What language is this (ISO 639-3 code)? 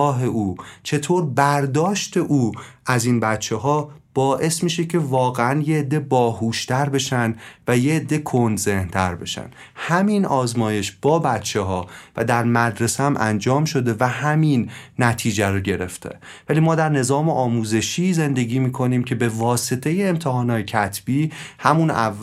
fas